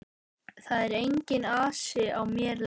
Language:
Icelandic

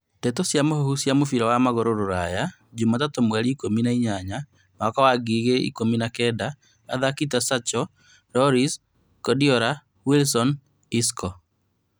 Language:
Kikuyu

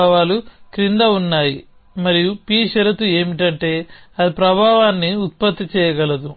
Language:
Telugu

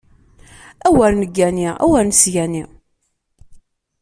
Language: Kabyle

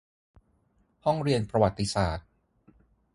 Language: Thai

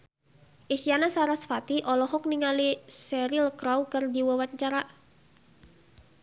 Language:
Sundanese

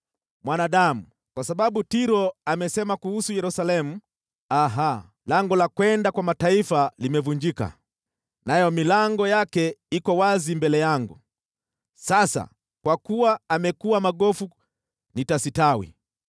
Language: Swahili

